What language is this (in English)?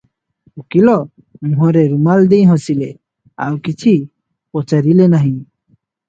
Odia